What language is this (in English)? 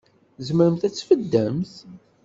Kabyle